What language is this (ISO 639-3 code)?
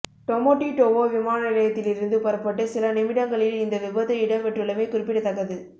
tam